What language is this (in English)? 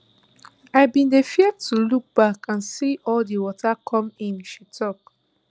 Nigerian Pidgin